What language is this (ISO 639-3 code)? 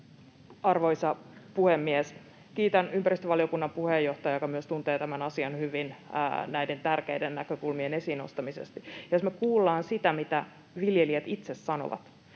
fin